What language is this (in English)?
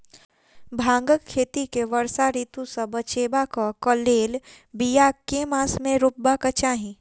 Maithili